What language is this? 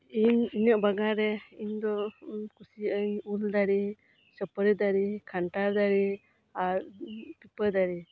Santali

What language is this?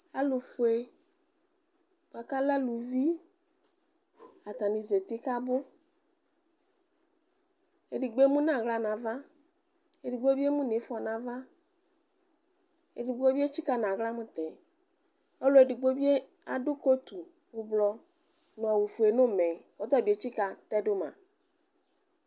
Ikposo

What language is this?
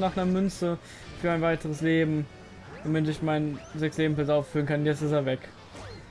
German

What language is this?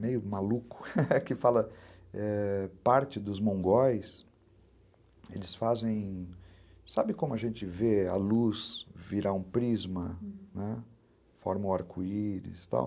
Portuguese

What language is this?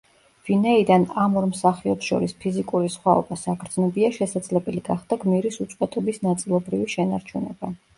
Georgian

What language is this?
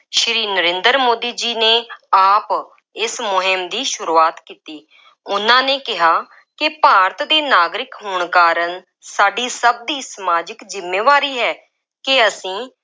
Punjabi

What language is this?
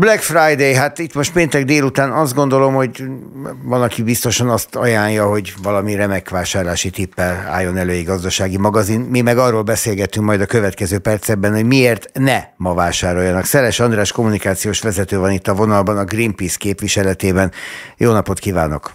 Hungarian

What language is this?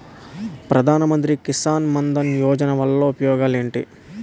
Telugu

